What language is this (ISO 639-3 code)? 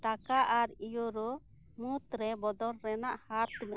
sat